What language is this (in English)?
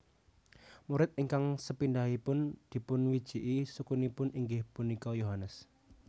Javanese